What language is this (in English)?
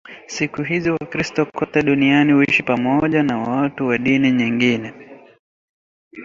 Swahili